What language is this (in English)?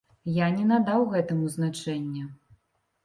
Belarusian